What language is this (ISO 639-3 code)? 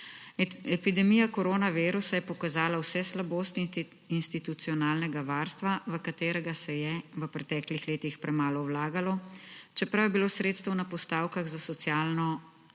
slv